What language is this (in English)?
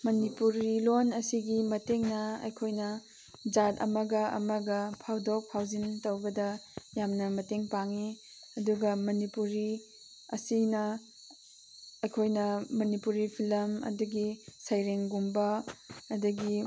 Manipuri